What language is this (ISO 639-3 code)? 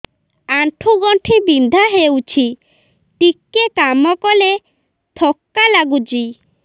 ori